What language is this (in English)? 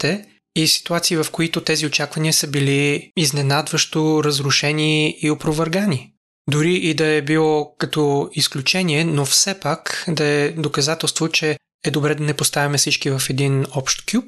Bulgarian